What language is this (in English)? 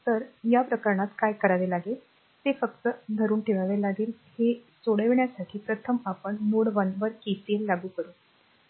Marathi